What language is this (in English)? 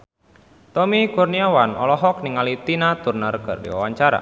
Sundanese